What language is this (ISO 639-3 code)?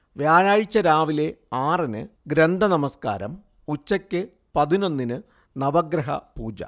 mal